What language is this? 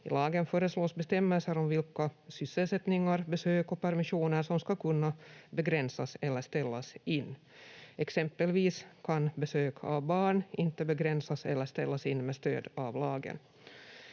Finnish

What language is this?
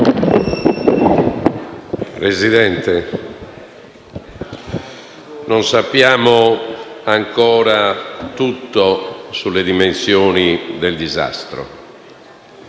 Italian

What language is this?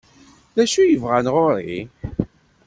Kabyle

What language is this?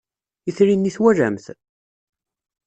Kabyle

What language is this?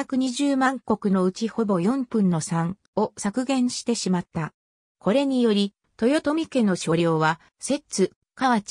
Japanese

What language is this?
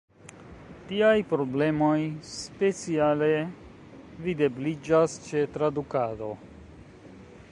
Esperanto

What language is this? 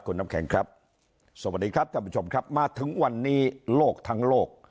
Thai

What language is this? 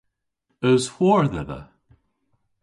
Cornish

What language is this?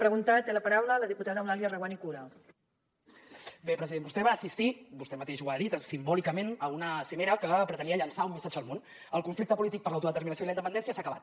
Catalan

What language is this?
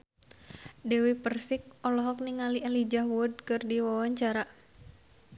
Sundanese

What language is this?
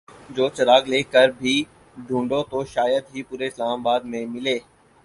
Urdu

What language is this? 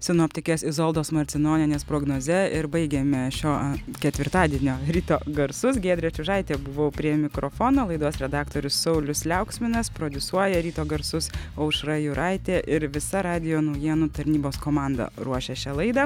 Lithuanian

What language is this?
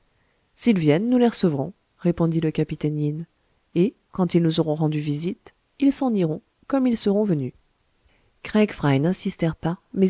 French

